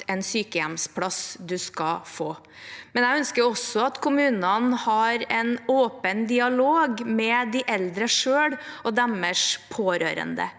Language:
Norwegian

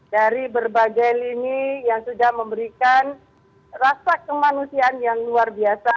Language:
Indonesian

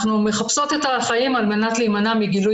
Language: Hebrew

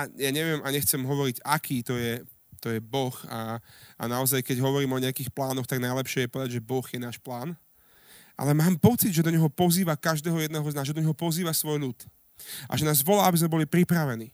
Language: Slovak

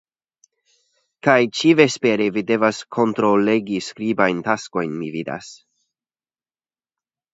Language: Esperanto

